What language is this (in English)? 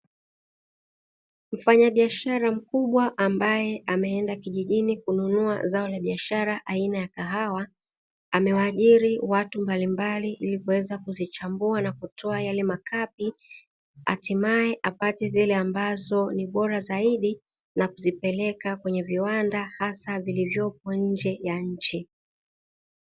Swahili